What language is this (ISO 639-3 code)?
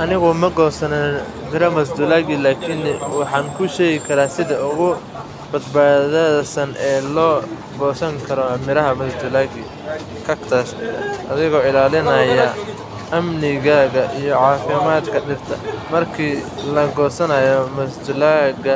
som